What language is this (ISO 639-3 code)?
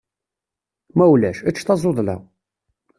kab